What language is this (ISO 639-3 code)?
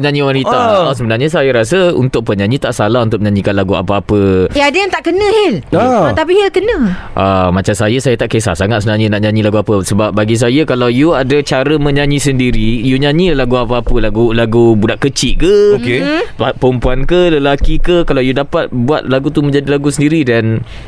msa